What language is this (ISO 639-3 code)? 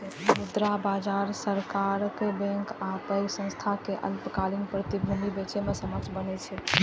mai